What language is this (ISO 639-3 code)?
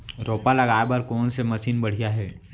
hne